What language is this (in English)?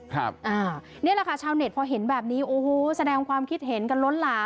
Thai